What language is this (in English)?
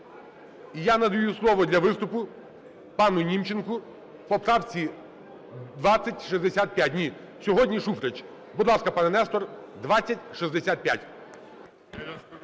Ukrainian